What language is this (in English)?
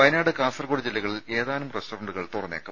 Malayalam